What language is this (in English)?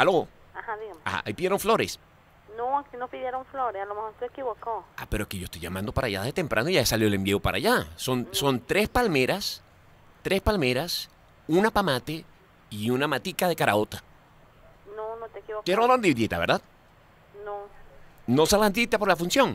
Spanish